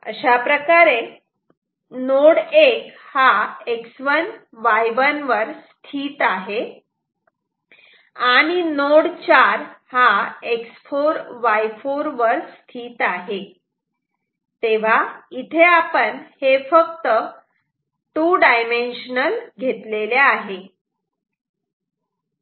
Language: Marathi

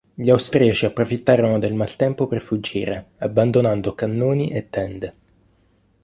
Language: Italian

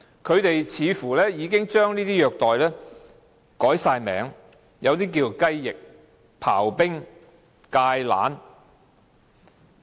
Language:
Cantonese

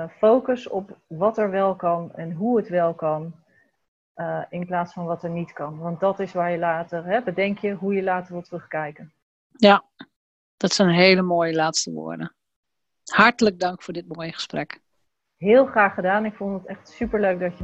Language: Dutch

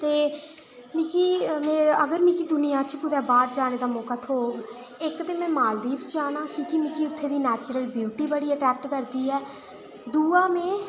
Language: Dogri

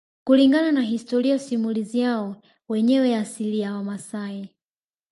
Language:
Swahili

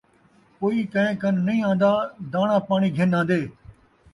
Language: Saraiki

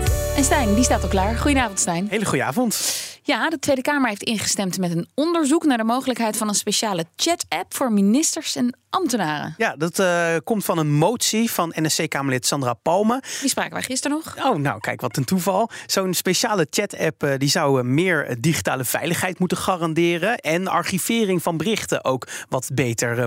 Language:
Dutch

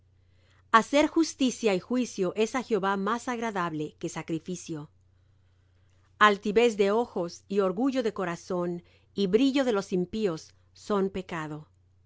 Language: Spanish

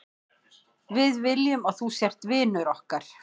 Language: Icelandic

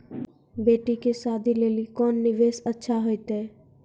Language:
Maithili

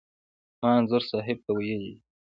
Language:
Pashto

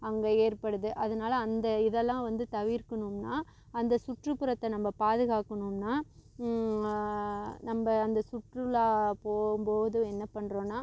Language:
Tamil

